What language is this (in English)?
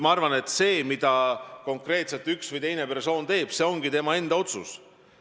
Estonian